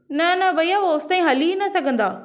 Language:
Sindhi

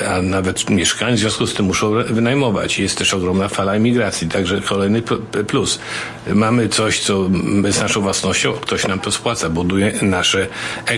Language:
Polish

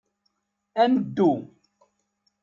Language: Kabyle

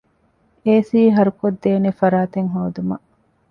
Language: Divehi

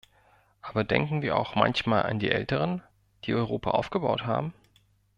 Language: German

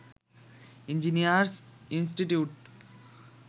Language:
Bangla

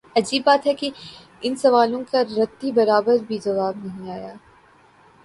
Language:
Urdu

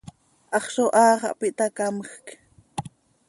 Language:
Seri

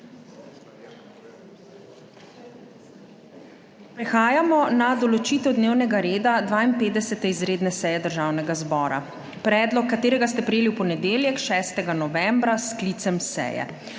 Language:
Slovenian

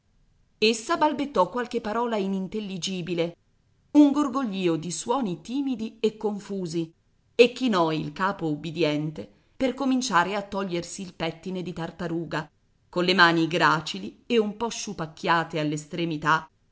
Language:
Italian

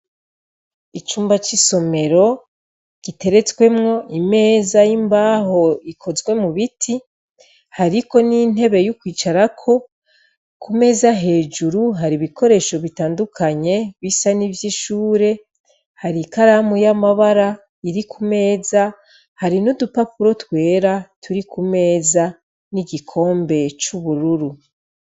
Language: Rundi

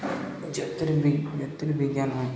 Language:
Odia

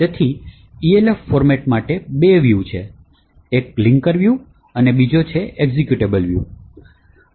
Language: Gujarati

